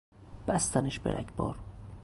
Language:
Persian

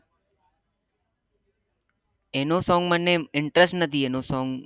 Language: Gujarati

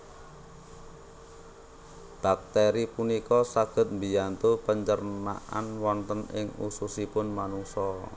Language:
Javanese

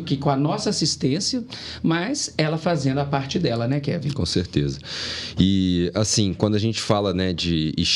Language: Portuguese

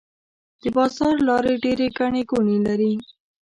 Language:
Pashto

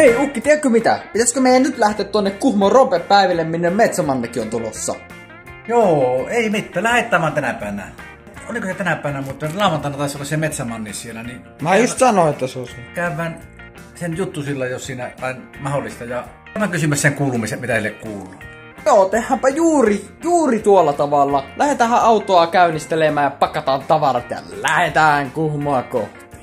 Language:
Finnish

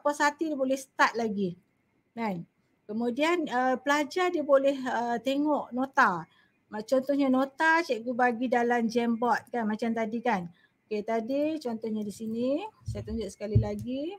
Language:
Malay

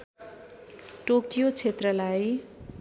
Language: Nepali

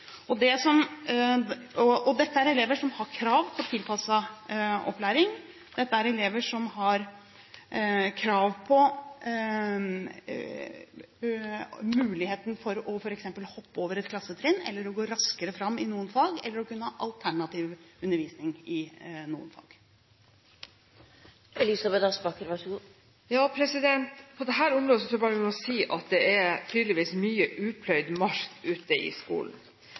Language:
Norwegian Bokmål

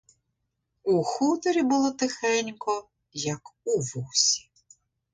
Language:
Ukrainian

